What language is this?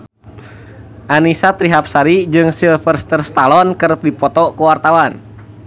Sundanese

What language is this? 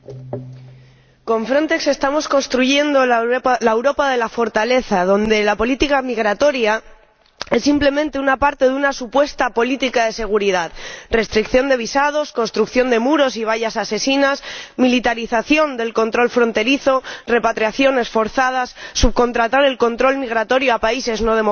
Spanish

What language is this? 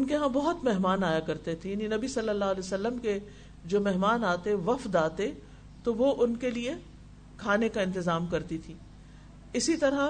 Urdu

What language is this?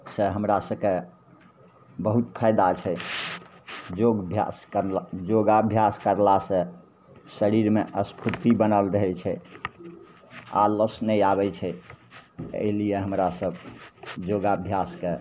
Maithili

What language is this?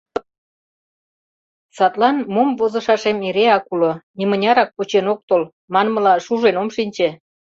Mari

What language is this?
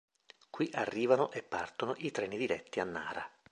Italian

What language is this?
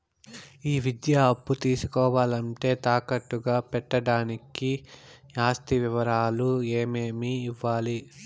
Telugu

